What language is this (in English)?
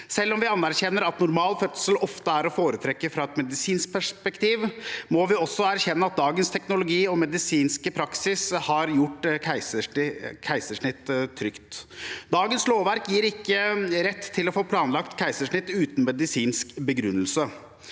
Norwegian